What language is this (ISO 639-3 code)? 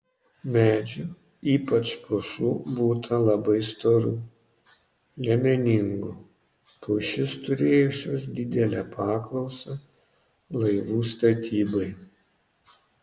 lit